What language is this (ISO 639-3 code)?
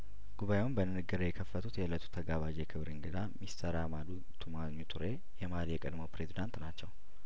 amh